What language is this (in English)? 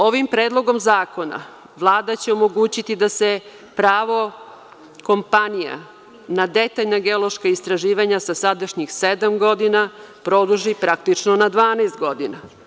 Serbian